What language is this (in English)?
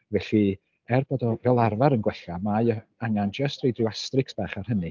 Welsh